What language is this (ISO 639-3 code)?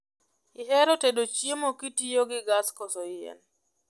luo